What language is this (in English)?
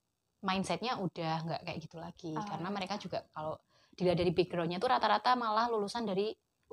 Indonesian